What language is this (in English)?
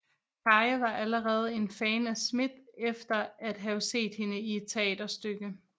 Danish